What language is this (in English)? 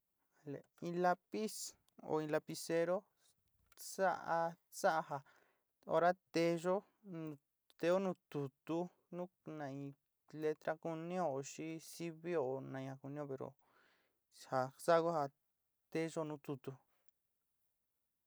Sinicahua Mixtec